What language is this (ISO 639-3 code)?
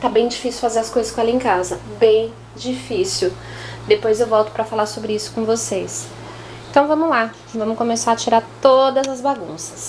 por